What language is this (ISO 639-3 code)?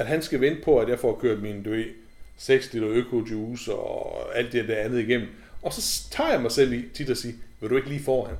dan